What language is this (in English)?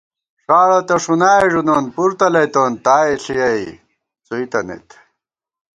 Gawar-Bati